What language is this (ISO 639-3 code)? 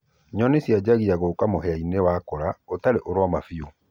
kik